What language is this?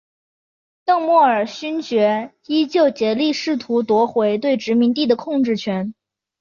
Chinese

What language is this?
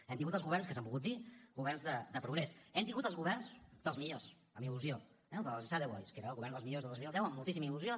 Catalan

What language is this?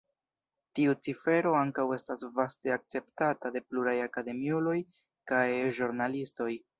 Esperanto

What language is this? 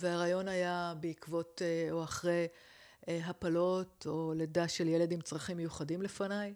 Hebrew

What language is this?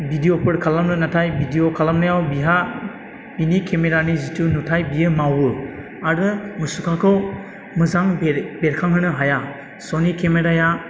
Bodo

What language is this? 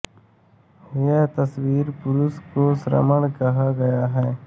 Hindi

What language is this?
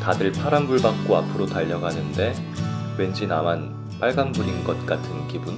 Korean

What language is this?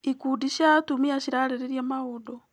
Kikuyu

